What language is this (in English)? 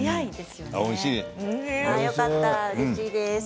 Japanese